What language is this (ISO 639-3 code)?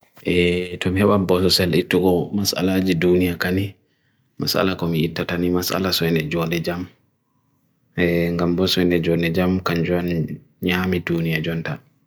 fui